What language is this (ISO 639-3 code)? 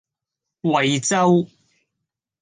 yue